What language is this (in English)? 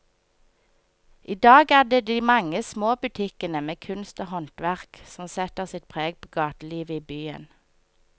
Norwegian